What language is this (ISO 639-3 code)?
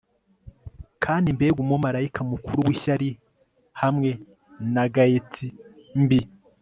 kin